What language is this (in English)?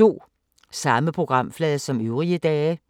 Danish